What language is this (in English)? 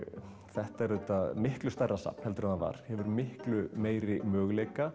Icelandic